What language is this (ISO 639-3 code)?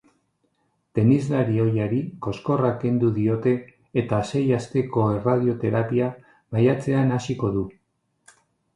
eus